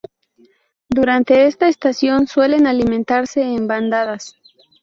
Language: Spanish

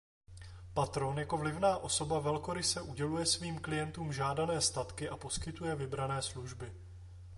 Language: Czech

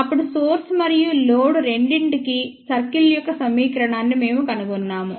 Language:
Telugu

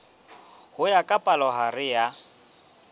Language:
Southern Sotho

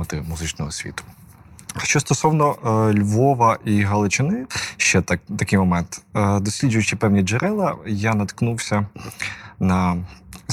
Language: Ukrainian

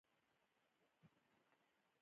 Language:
Pashto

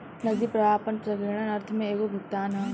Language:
Bhojpuri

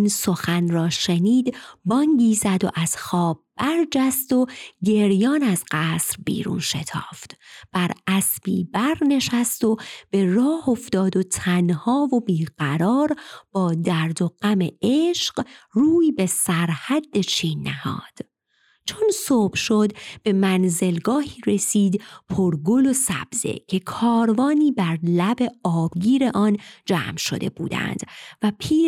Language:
Persian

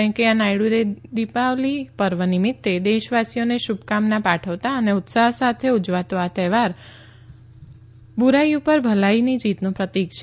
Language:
Gujarati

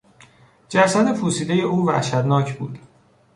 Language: Persian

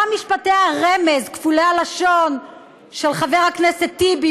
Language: Hebrew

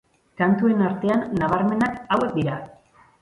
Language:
Basque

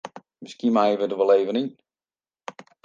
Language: Western Frisian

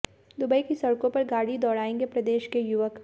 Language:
Hindi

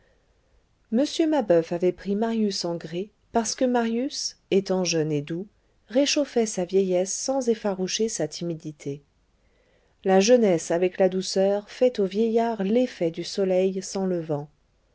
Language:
French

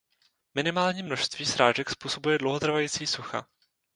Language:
Czech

